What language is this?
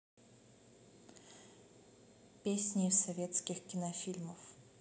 Russian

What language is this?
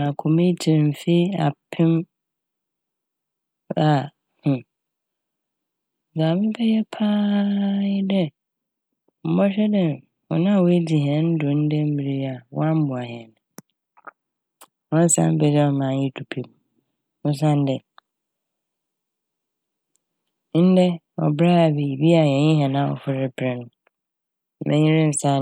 Akan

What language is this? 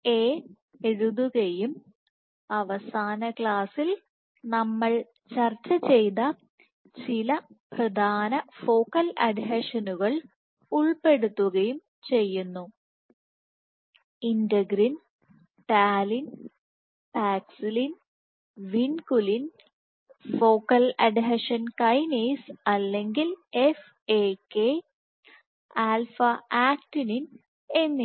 Malayalam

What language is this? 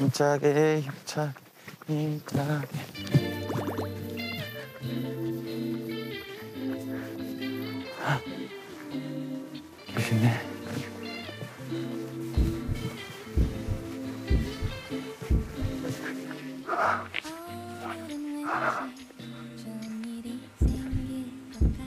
Korean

